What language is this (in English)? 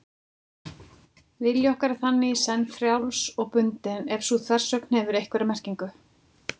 Icelandic